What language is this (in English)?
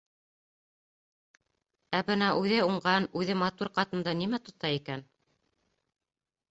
Bashkir